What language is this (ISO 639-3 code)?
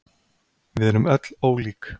isl